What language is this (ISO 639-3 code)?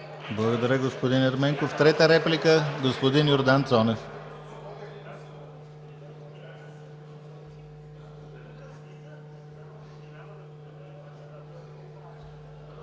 bul